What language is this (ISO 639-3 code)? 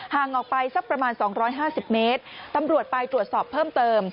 tha